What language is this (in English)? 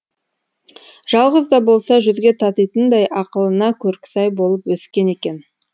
Kazakh